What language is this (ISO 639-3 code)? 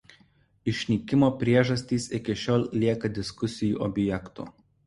lit